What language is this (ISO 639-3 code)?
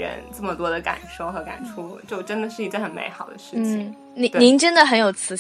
zho